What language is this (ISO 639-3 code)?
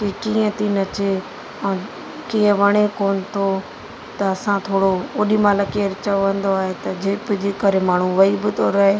snd